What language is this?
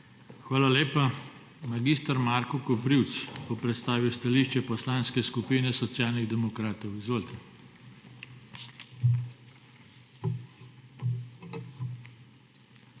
Slovenian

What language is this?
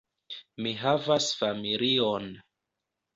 Esperanto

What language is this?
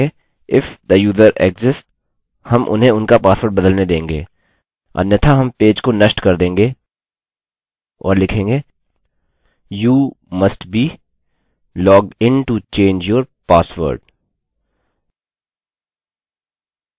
Hindi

